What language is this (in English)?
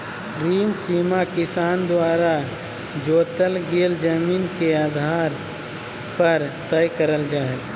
Magahi